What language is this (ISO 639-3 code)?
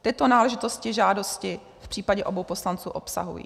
ces